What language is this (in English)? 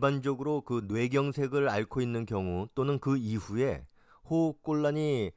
Korean